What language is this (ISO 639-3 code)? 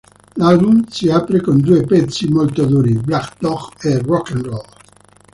ita